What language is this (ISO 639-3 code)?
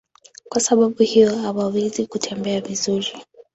swa